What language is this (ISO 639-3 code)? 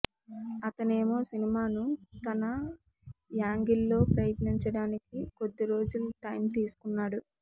tel